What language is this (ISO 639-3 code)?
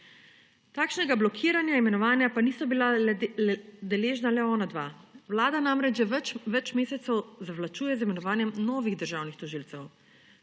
slv